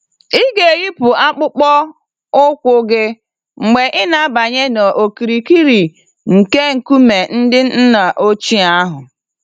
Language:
Igbo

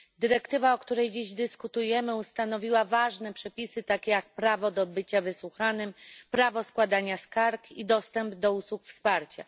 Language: Polish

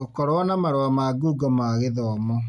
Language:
Kikuyu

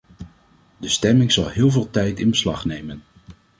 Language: Dutch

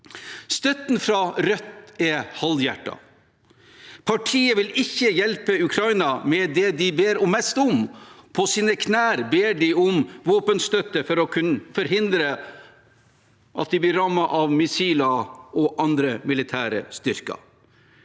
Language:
Norwegian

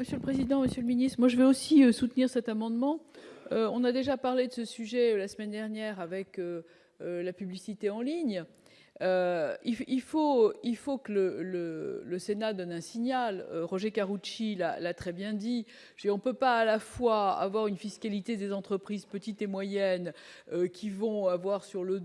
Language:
French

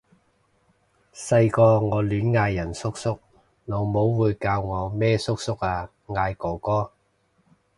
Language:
Cantonese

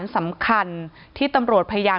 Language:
Thai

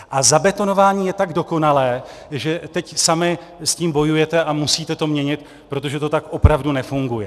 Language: Czech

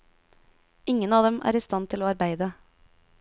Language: Norwegian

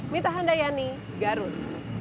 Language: Indonesian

